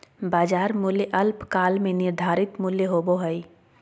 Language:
Magahi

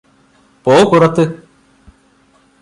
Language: Malayalam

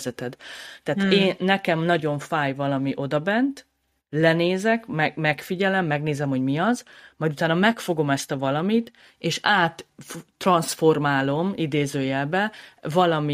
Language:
Hungarian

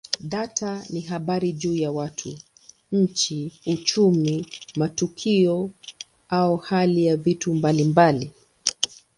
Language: Swahili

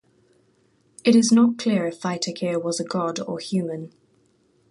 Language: English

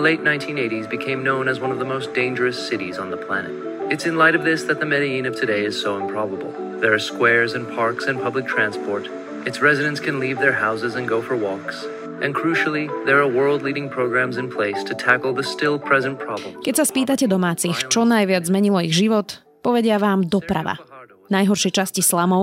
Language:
Slovak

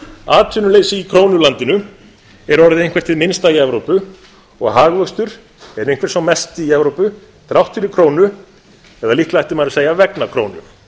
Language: Icelandic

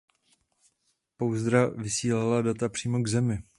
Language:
Czech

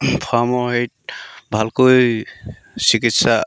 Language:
Assamese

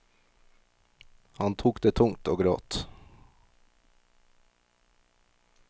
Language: Norwegian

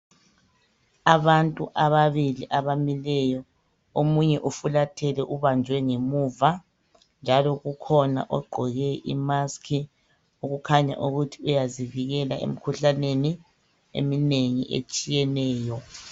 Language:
North Ndebele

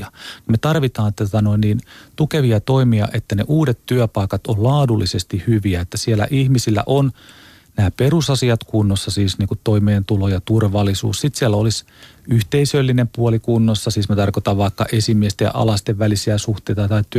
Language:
Finnish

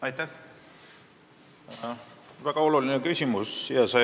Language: Estonian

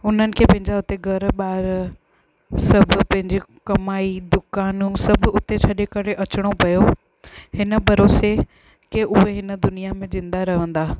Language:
Sindhi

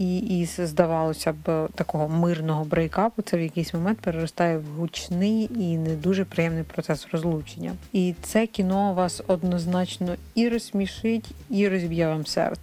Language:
Ukrainian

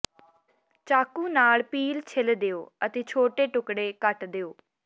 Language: Punjabi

